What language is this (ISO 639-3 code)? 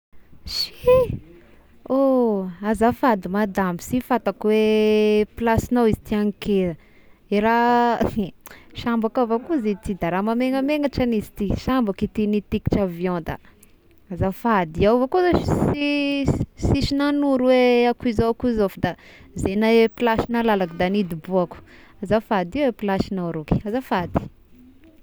tkg